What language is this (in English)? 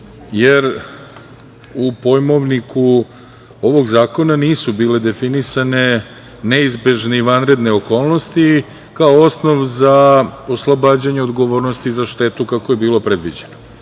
Serbian